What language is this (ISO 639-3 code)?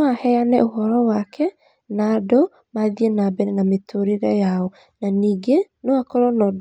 kik